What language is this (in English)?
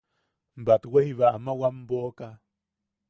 Yaqui